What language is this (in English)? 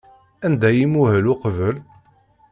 Kabyle